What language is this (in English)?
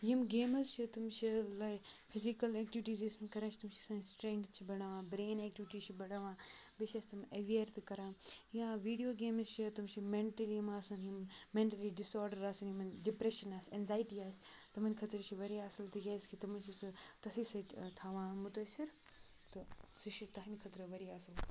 Kashmiri